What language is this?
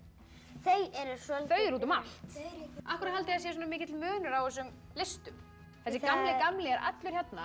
Icelandic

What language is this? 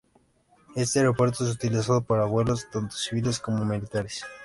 Spanish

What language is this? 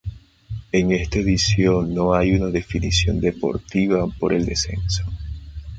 Spanish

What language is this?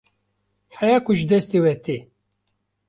Kurdish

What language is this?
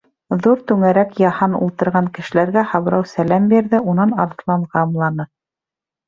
Bashkir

